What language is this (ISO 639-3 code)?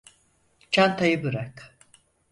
tur